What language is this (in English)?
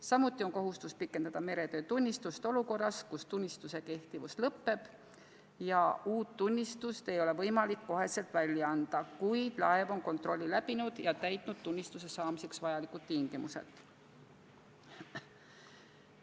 Estonian